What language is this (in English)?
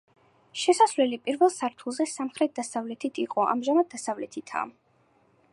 Georgian